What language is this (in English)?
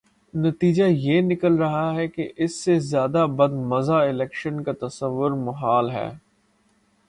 Urdu